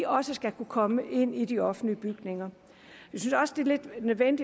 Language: Danish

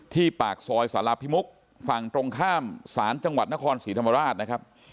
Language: Thai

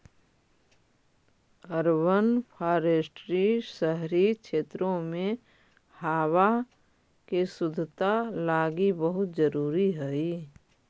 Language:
Magahi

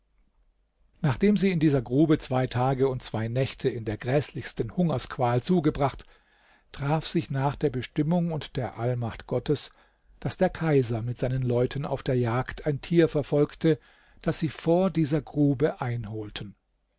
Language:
German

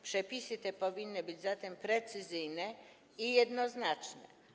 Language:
Polish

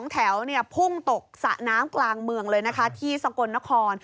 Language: Thai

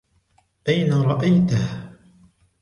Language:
Arabic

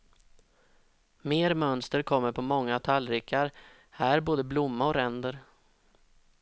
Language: Swedish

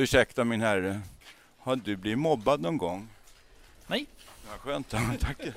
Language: Swedish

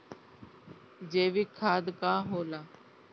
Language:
Bhojpuri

